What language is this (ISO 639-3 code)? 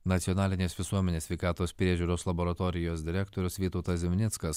lit